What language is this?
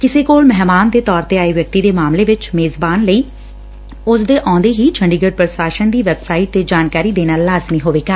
Punjabi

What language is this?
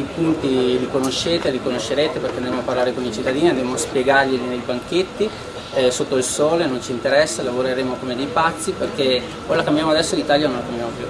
Italian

